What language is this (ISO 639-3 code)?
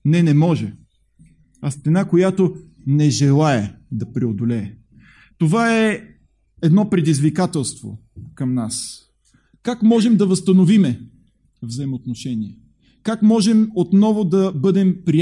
bul